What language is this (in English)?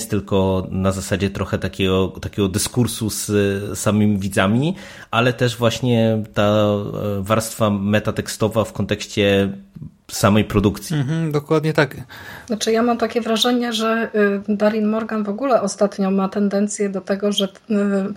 Polish